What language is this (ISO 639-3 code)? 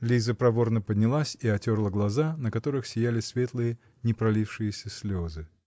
rus